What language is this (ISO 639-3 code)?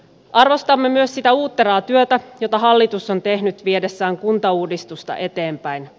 fin